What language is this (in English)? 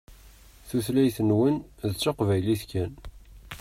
Kabyle